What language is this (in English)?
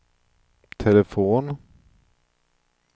Swedish